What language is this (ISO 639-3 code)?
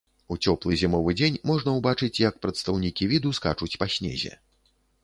bel